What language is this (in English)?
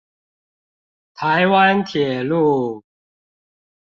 Chinese